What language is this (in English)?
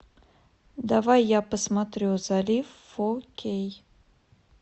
Russian